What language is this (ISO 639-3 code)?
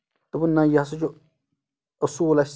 kas